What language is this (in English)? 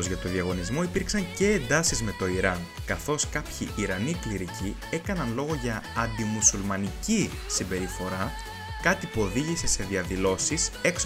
Greek